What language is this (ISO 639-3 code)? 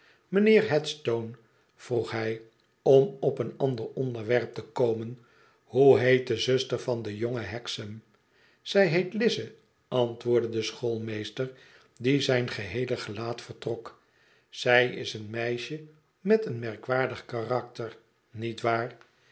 nld